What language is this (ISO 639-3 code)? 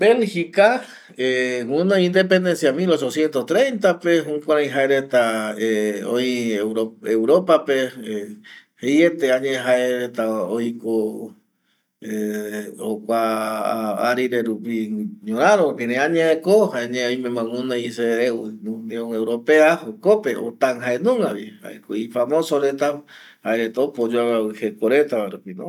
gui